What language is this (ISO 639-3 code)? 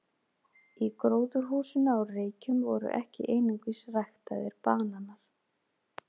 isl